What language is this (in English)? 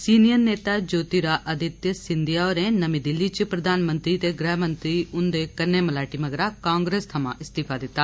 Dogri